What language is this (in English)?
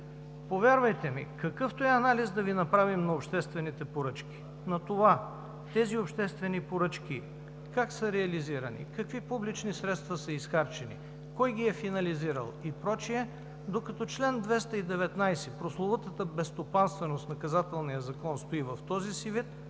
Bulgarian